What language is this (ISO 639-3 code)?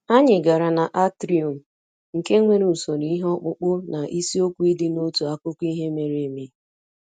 ibo